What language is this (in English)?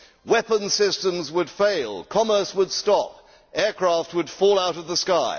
English